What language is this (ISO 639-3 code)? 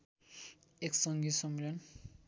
nep